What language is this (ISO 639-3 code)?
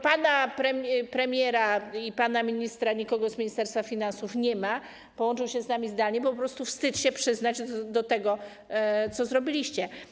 pol